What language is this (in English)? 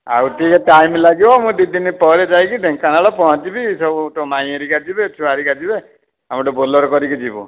Odia